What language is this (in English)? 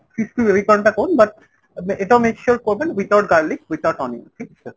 Bangla